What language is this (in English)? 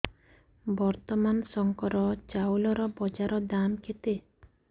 Odia